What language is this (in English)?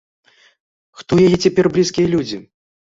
Belarusian